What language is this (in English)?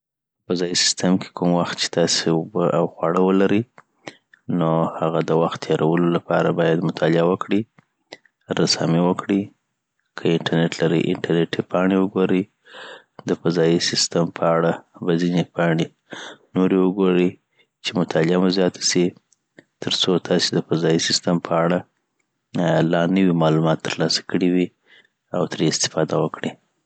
Southern Pashto